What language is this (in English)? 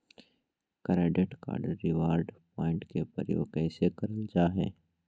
Magahi